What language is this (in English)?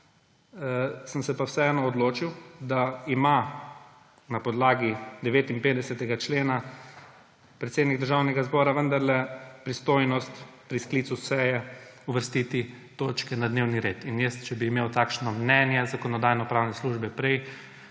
Slovenian